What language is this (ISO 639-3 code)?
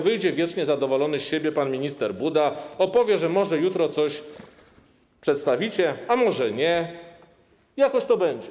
pol